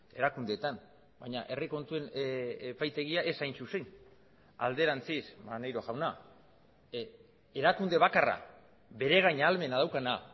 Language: Basque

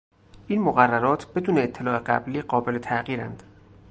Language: Persian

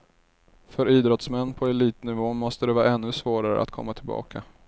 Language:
Swedish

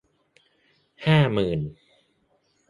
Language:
Thai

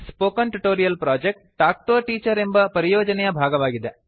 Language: Kannada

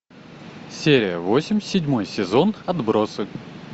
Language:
Russian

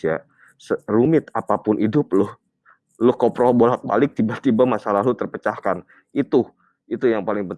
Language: Indonesian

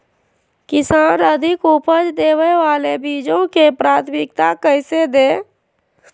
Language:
Magahi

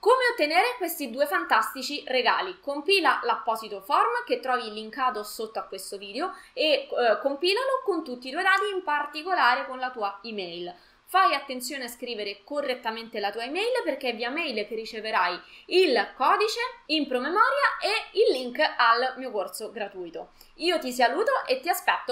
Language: Italian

